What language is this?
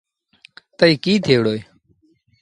Sindhi Bhil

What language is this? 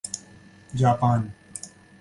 Urdu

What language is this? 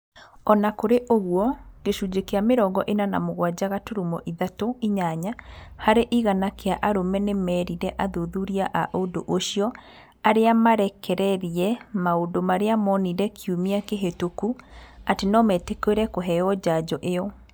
Kikuyu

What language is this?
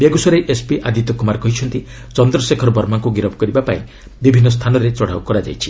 Odia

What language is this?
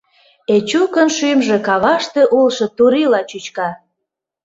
Mari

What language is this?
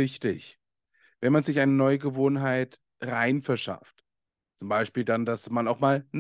German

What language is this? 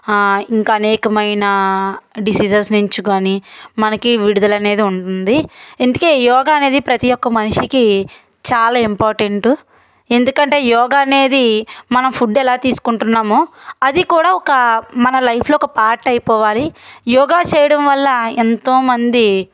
Telugu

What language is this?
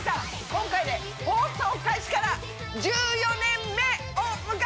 Japanese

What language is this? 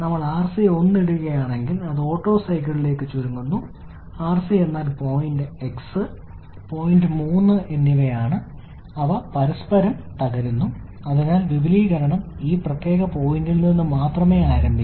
Malayalam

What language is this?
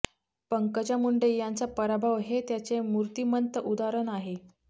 Marathi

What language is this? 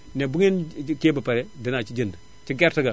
Wolof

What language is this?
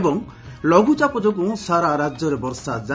Odia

